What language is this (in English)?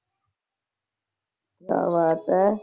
Punjabi